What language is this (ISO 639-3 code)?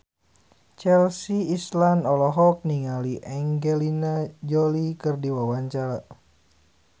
sun